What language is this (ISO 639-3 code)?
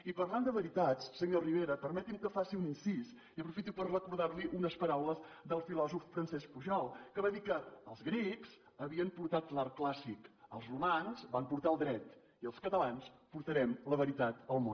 cat